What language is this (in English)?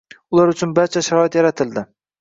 Uzbek